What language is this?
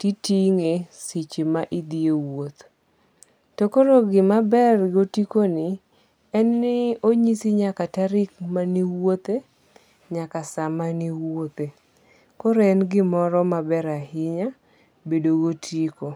Luo (Kenya and Tanzania)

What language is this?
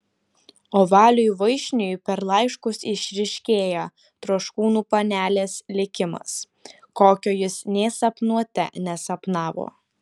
Lithuanian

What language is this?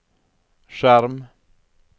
Norwegian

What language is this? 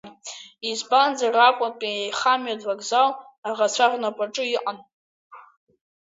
Abkhazian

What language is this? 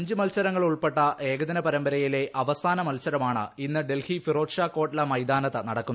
Malayalam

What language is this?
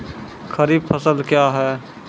Maithili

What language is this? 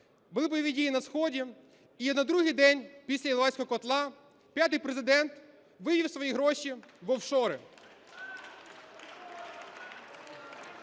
Ukrainian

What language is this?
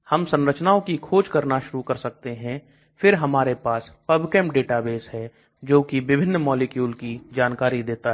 Hindi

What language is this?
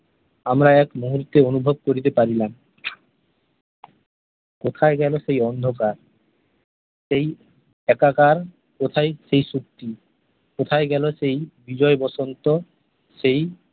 Bangla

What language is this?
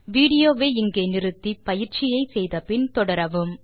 Tamil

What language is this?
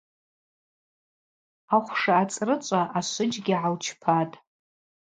Abaza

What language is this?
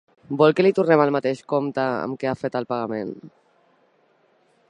Catalan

